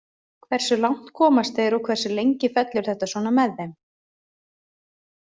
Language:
Icelandic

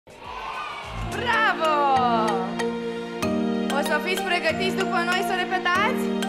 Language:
Romanian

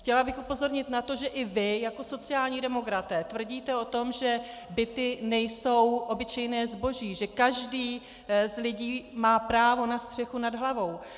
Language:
Czech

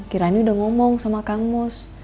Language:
Indonesian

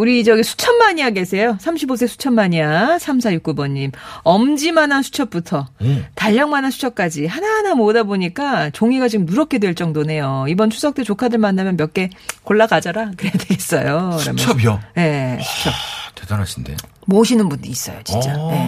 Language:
Korean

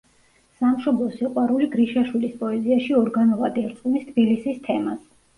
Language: Georgian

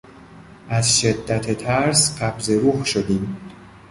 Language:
Persian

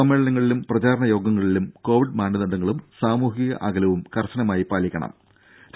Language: Malayalam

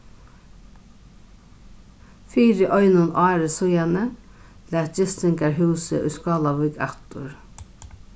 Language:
Faroese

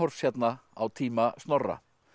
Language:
Icelandic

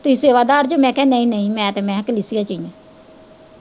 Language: Punjabi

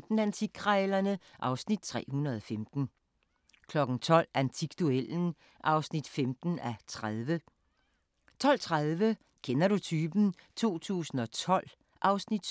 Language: Danish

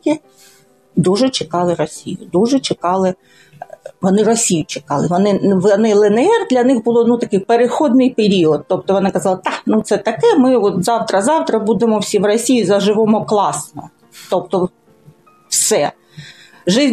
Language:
Ukrainian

